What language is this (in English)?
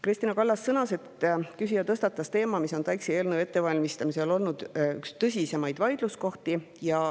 Estonian